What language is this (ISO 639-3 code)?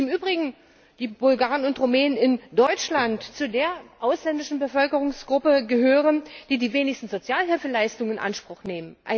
deu